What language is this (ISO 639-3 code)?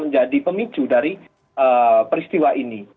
ind